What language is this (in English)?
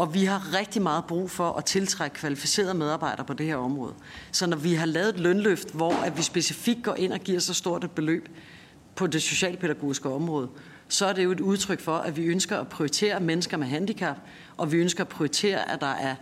Danish